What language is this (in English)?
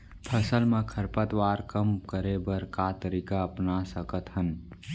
Chhattisgarhi